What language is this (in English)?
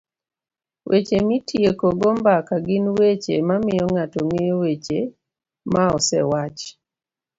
Luo (Kenya and Tanzania)